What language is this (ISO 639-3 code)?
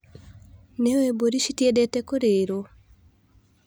kik